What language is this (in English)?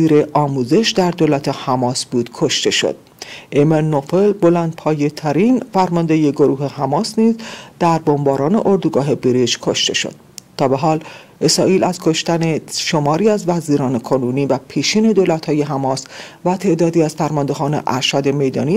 Persian